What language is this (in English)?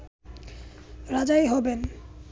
Bangla